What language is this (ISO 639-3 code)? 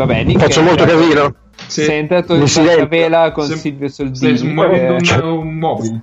ita